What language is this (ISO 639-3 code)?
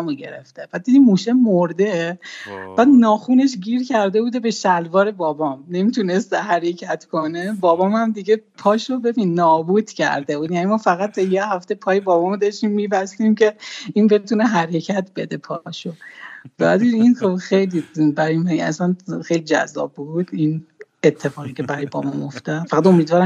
fas